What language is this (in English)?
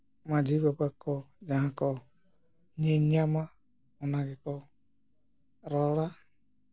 Santali